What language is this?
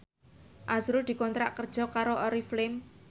Javanese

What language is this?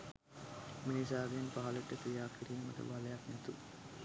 Sinhala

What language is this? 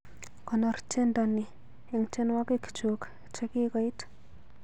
Kalenjin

